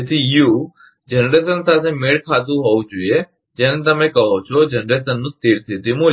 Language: Gujarati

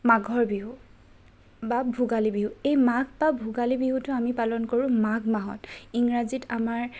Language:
Assamese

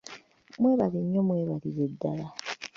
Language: Ganda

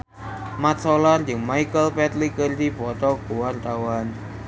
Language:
Sundanese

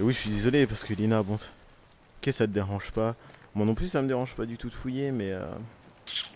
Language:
French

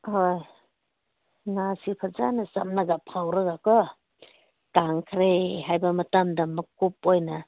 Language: Manipuri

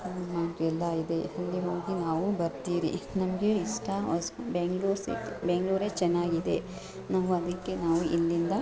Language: Kannada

